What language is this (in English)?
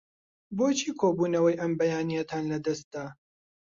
Central Kurdish